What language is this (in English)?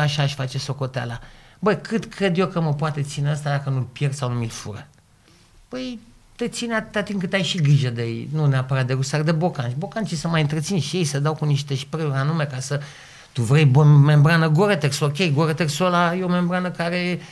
Romanian